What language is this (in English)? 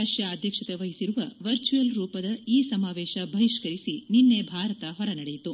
Kannada